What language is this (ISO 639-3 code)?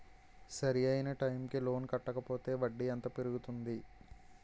tel